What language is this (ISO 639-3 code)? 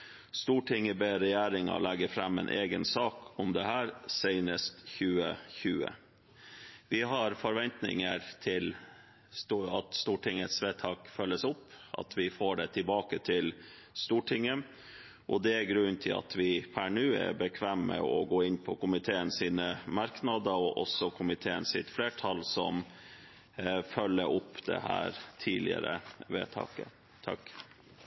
nob